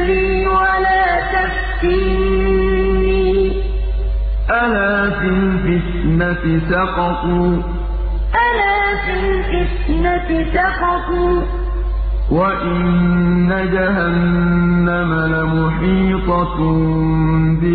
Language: Arabic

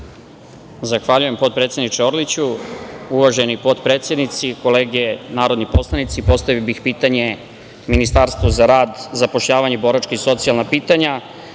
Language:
Serbian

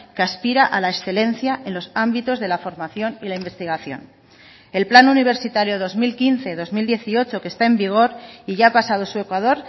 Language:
Spanish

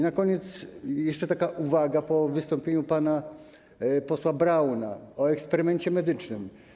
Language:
Polish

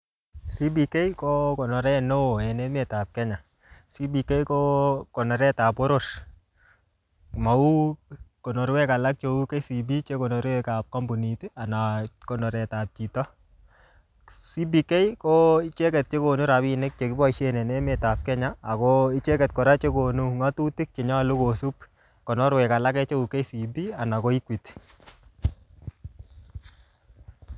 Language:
Kalenjin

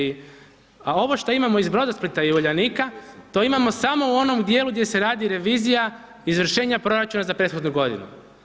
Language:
Croatian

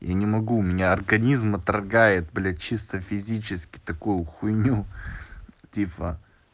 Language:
Russian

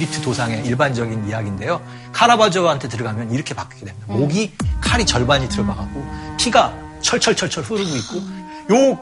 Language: Korean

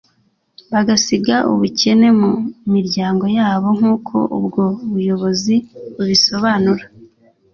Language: Kinyarwanda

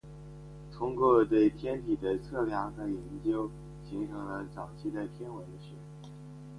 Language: Chinese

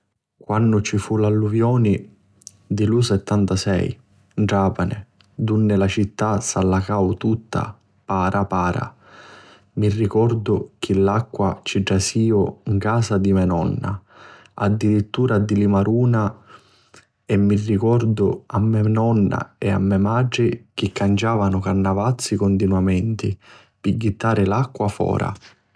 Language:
Sicilian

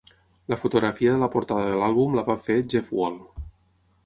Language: Catalan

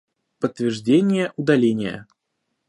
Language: Russian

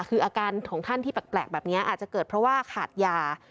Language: Thai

